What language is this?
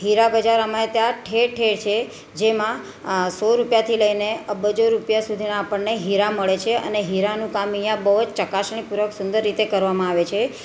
Gujarati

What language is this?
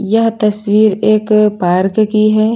Hindi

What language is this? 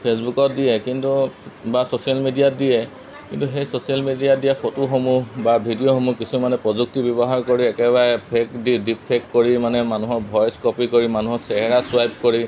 Assamese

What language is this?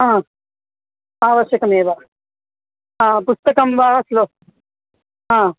Sanskrit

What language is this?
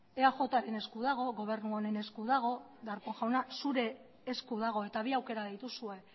Basque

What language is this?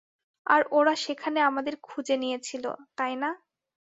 Bangla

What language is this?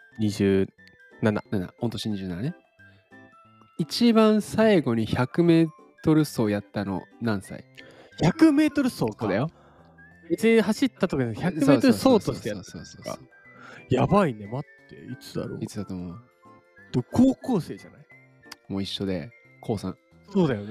Japanese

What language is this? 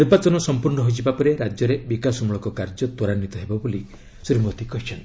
Odia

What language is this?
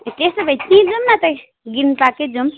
Nepali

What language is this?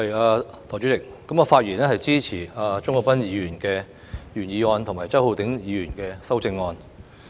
Cantonese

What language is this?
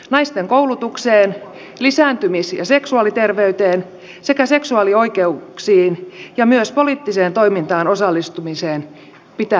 Finnish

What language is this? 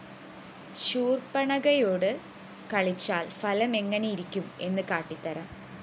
Malayalam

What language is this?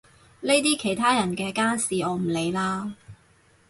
Cantonese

